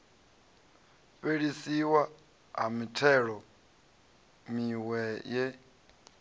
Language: Venda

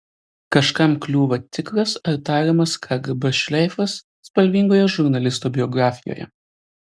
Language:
Lithuanian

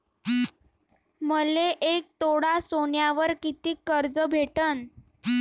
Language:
Marathi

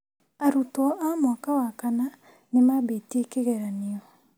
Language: Kikuyu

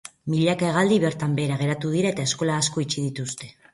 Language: Basque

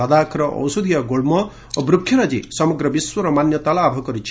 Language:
Odia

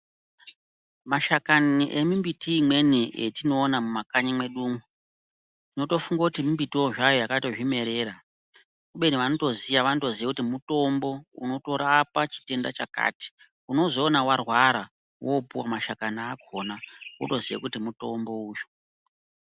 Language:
Ndau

